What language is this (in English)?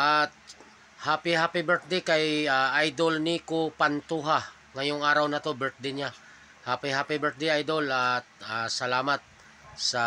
Filipino